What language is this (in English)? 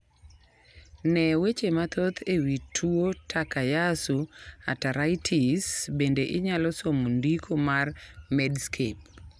Luo (Kenya and Tanzania)